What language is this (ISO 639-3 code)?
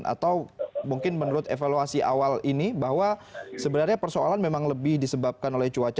ind